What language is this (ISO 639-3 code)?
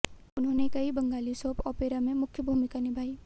hin